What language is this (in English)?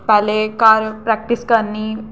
Dogri